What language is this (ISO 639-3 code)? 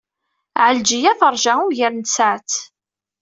kab